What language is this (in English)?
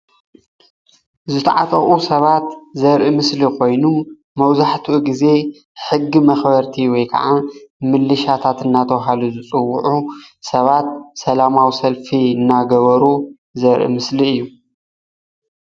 Tigrinya